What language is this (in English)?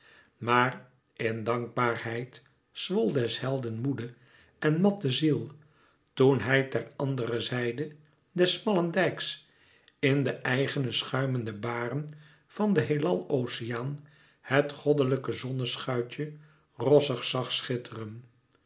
Dutch